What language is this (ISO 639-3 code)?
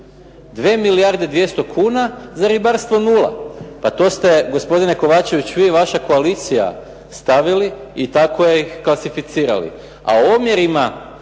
hrv